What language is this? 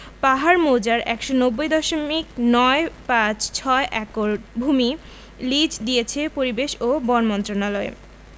Bangla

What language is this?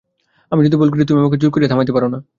Bangla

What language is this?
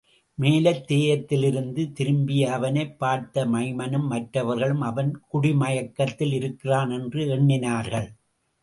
Tamil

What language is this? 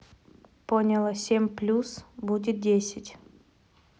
Russian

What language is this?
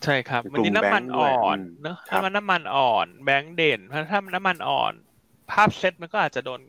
Thai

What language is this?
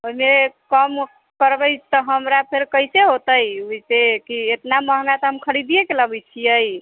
Maithili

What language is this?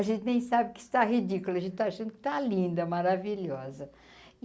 Portuguese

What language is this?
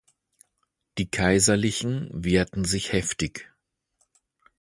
German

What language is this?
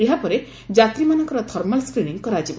Odia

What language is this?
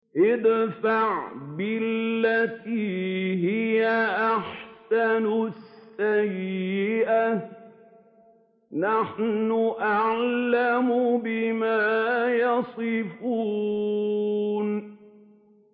Arabic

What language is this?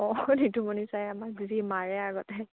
Assamese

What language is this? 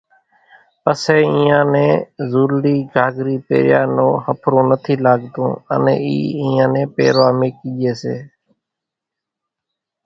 Kachi Koli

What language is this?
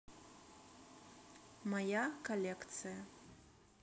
Russian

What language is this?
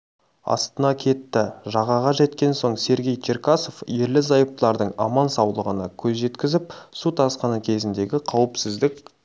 Kazakh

